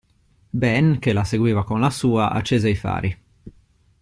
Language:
Italian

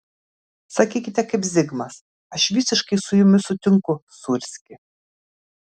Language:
Lithuanian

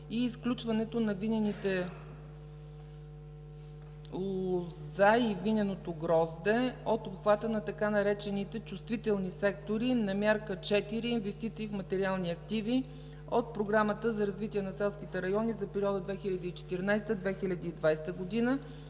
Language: Bulgarian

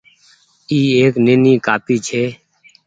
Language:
Goaria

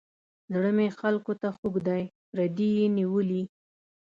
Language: Pashto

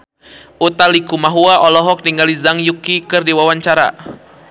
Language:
Sundanese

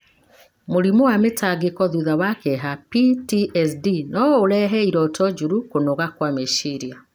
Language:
Kikuyu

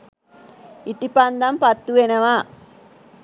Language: Sinhala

